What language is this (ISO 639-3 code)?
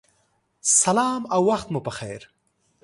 pus